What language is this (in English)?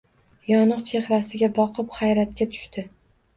Uzbek